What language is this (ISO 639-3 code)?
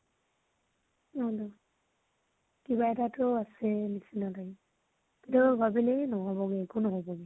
asm